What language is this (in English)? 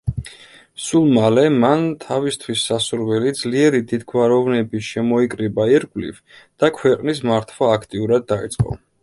Georgian